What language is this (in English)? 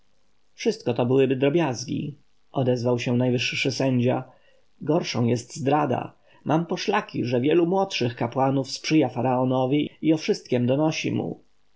Polish